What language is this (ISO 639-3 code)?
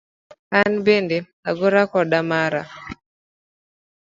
luo